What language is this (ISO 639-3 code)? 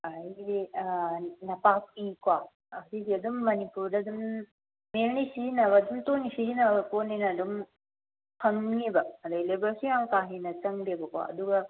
mni